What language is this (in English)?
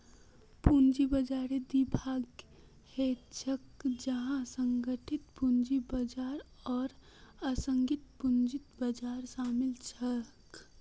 Magahi